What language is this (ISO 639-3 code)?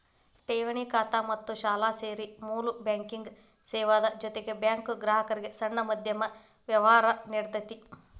kan